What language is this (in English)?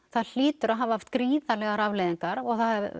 Icelandic